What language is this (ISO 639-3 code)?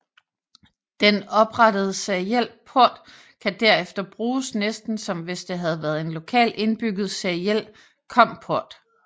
dan